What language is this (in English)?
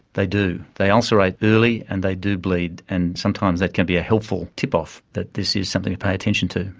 English